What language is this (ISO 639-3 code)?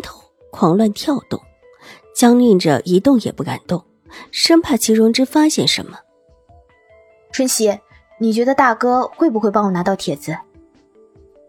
zho